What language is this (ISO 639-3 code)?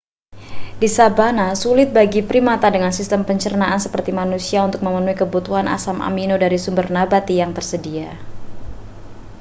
ind